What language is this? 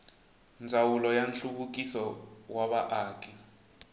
Tsonga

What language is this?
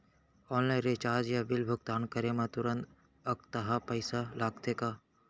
Chhattisgarhi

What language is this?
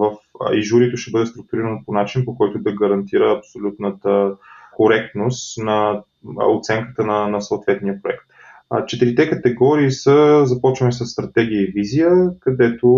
Bulgarian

